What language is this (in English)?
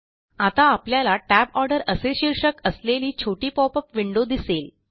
Marathi